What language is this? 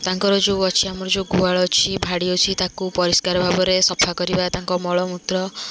Odia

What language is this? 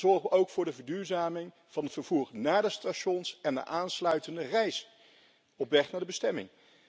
Dutch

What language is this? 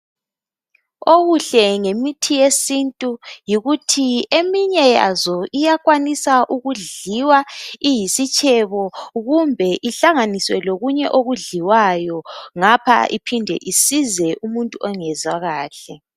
North Ndebele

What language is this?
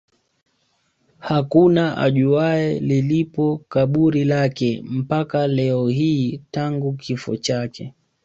Swahili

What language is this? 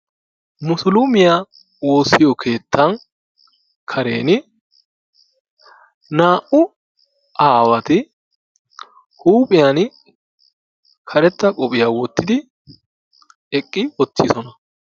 Wolaytta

